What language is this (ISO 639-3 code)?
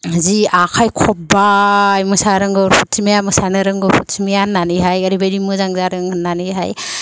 brx